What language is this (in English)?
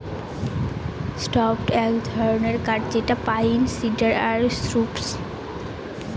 Bangla